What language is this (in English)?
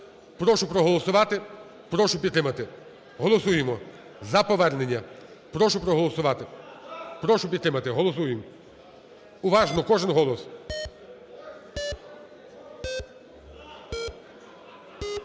Ukrainian